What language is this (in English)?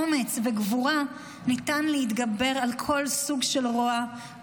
Hebrew